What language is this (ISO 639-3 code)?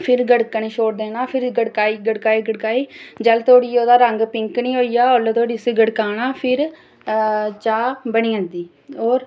doi